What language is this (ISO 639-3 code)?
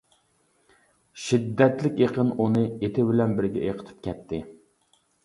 uig